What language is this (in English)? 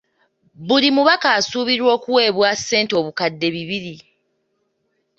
Ganda